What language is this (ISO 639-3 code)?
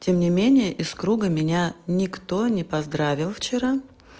rus